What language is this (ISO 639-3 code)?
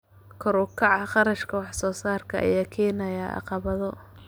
som